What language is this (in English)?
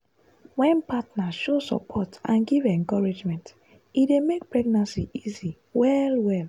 Nigerian Pidgin